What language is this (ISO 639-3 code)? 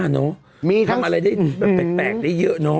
tha